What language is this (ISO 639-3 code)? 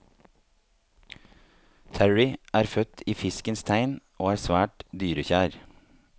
nor